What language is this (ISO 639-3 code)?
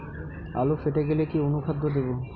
ben